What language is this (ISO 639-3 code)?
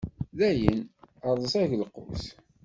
kab